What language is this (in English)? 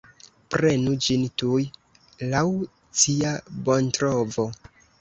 Esperanto